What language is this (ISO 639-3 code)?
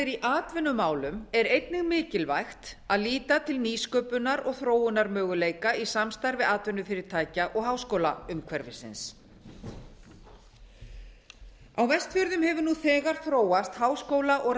isl